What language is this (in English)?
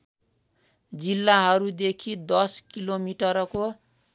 Nepali